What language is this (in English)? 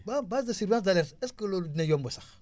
Wolof